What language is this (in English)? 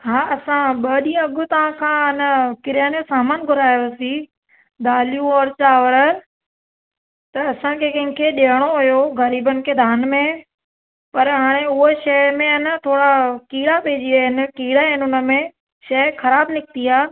Sindhi